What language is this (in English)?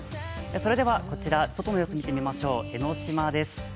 Japanese